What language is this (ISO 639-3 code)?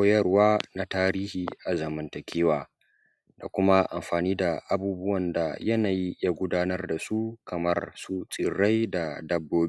hau